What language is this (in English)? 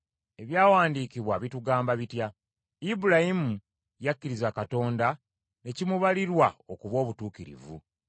Ganda